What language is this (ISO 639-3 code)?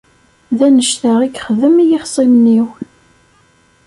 kab